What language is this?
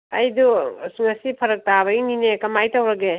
Manipuri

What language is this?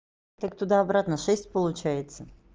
Russian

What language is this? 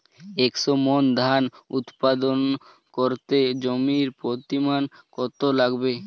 Bangla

